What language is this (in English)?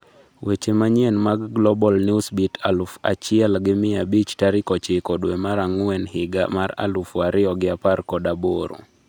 Luo (Kenya and Tanzania)